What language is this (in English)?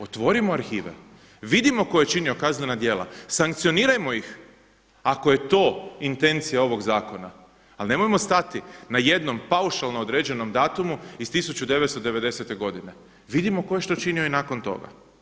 Croatian